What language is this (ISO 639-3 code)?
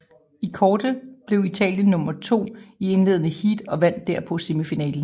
dan